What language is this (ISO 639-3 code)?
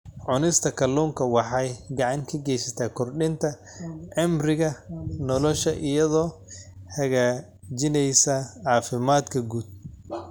som